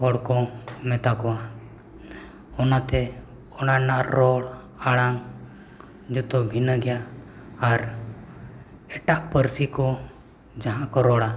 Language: Santali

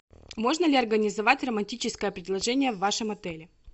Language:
Russian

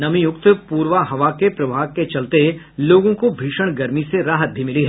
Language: Hindi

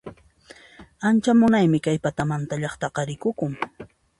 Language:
Puno Quechua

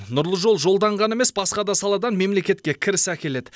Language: Kazakh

